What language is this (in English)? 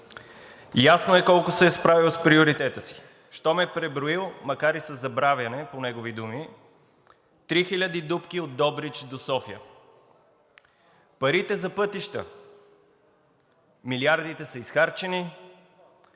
Bulgarian